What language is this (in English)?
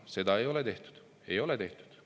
Estonian